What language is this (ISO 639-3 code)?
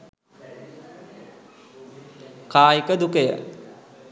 sin